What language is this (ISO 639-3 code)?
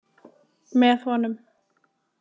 isl